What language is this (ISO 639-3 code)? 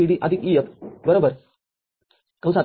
mar